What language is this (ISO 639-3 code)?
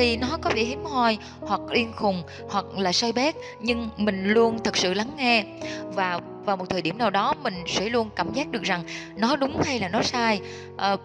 vie